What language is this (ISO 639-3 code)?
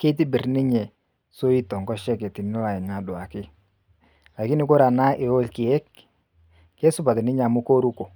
mas